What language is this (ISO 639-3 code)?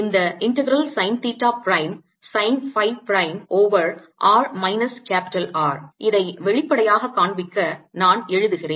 tam